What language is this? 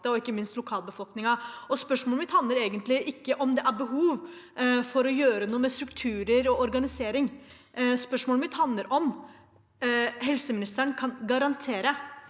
Norwegian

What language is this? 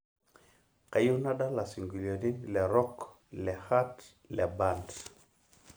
Masai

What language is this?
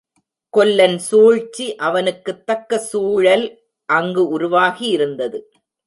Tamil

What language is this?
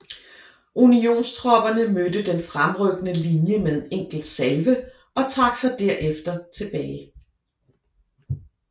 Danish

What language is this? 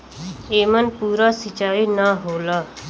Bhojpuri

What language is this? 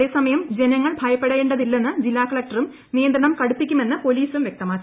Malayalam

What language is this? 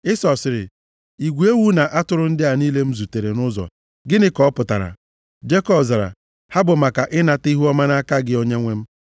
Igbo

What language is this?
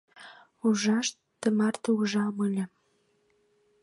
Mari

